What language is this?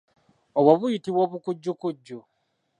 Ganda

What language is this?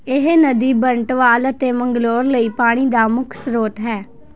Punjabi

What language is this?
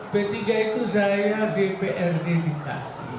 Indonesian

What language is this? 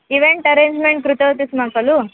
Sanskrit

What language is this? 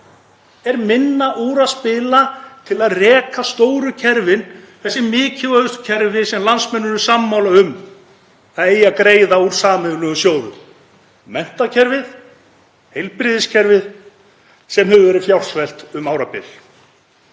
Icelandic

